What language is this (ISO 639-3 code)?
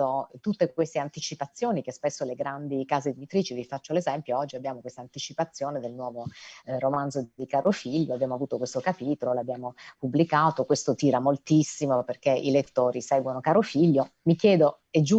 ita